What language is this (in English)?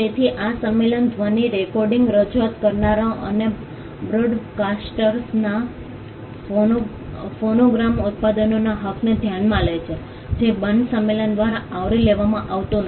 Gujarati